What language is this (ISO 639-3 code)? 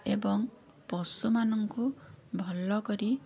ori